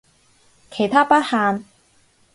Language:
Cantonese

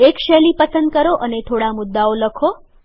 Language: Gujarati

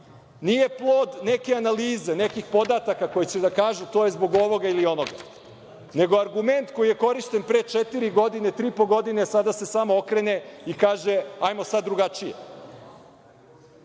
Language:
Serbian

